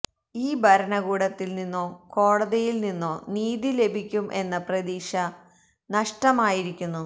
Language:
Malayalam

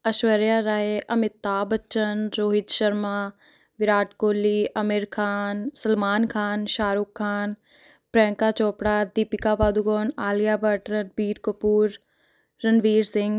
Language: Punjabi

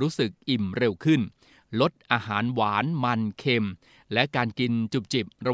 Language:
Thai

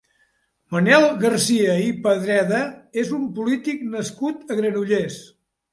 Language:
Catalan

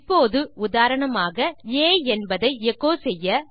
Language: Tamil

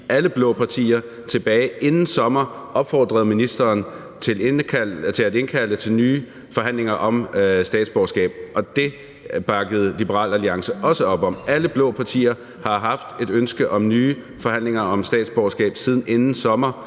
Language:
Danish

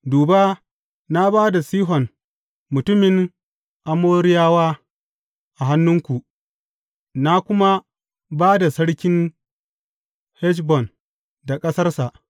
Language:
Hausa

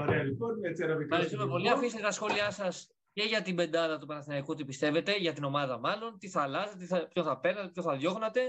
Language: Greek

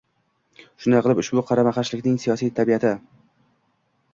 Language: Uzbek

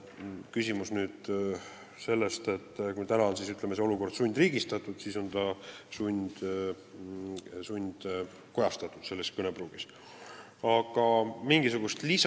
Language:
Estonian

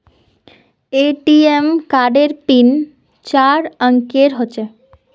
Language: Magahi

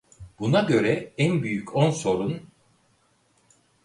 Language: Turkish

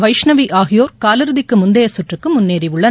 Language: Tamil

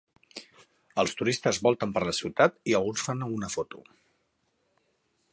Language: Catalan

